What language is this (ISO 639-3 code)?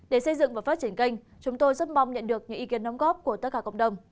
vie